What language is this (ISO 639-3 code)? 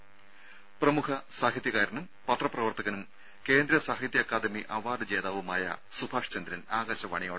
mal